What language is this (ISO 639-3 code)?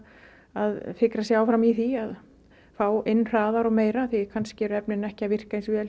isl